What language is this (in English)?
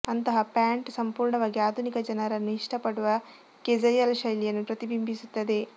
Kannada